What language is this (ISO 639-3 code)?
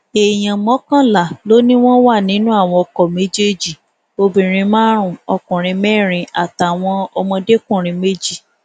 yor